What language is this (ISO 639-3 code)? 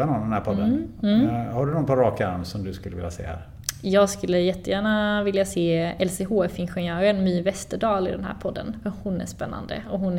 swe